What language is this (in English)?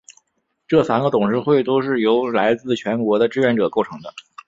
Chinese